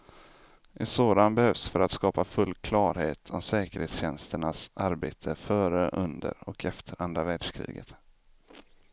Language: Swedish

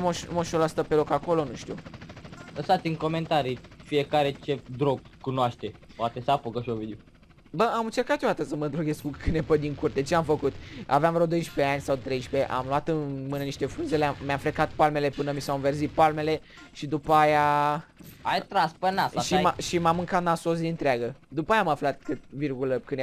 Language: Romanian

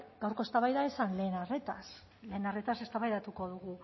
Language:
Basque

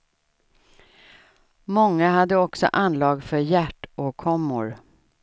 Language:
Swedish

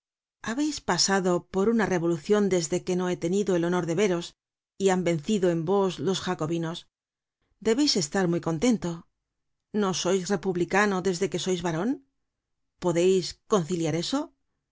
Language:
Spanish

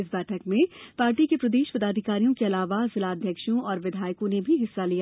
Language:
Hindi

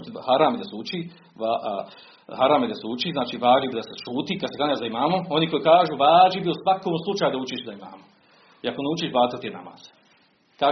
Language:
Croatian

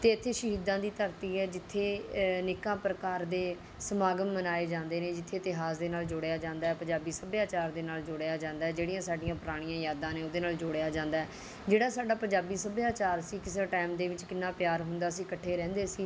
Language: Punjabi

